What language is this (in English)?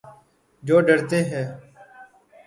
Urdu